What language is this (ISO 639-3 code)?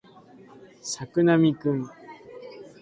jpn